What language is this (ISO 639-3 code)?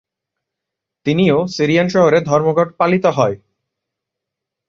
ben